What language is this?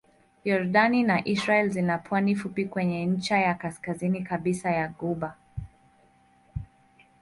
Swahili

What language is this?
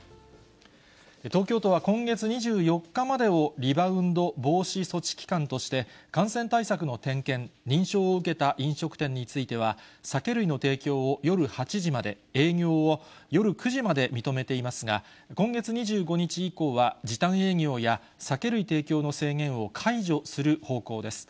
Japanese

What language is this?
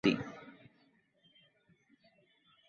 Bangla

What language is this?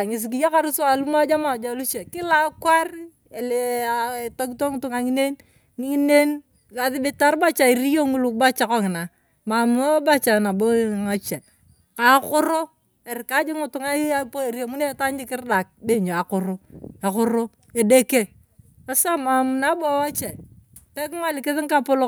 Turkana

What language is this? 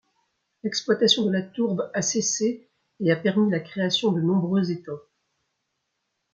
French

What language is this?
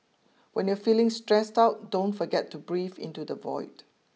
English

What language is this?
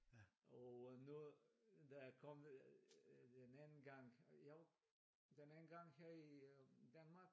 Danish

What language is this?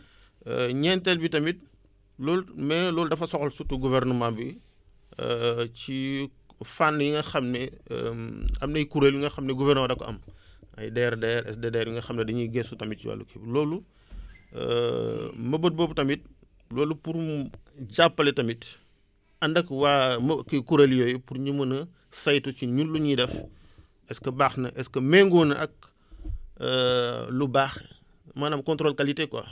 Wolof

